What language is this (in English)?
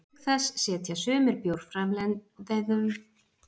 Icelandic